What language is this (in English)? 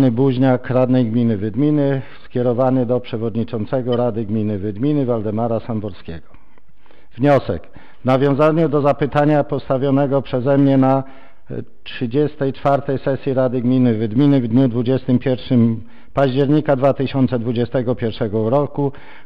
Polish